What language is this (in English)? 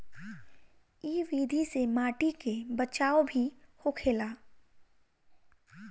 Bhojpuri